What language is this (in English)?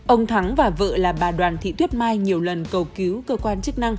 Vietnamese